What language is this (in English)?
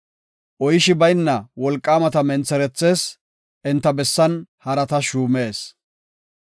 Gofa